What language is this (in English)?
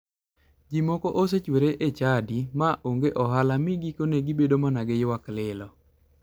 Luo (Kenya and Tanzania)